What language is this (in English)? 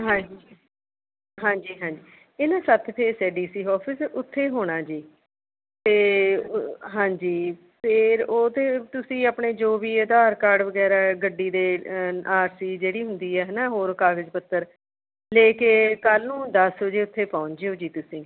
Punjabi